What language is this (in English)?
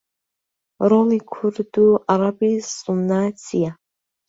Central Kurdish